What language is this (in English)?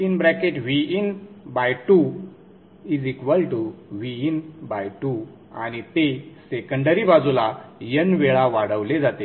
Marathi